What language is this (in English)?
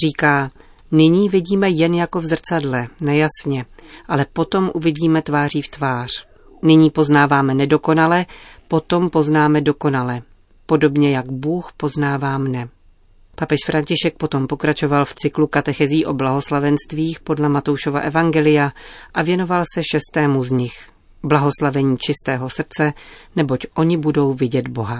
Czech